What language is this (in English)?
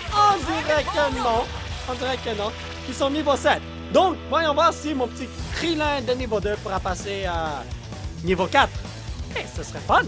French